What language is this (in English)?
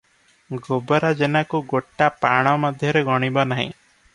Odia